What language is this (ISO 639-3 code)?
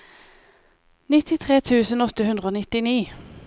nor